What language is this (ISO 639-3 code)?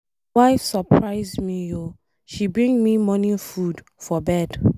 pcm